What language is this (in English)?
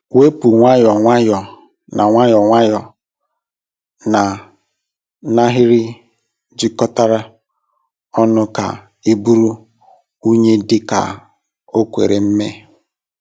Igbo